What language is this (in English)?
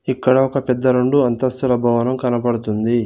Telugu